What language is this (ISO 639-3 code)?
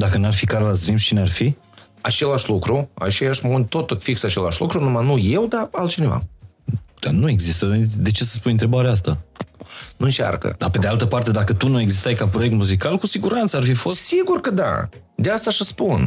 ron